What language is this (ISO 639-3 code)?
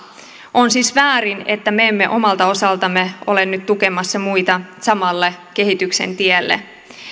fin